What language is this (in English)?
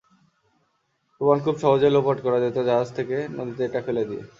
Bangla